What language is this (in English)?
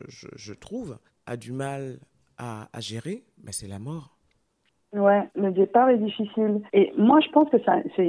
French